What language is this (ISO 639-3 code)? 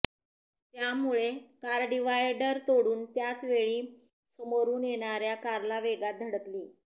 mar